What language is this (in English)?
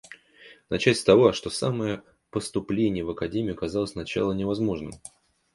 Russian